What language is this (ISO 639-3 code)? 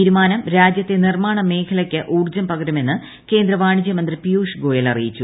mal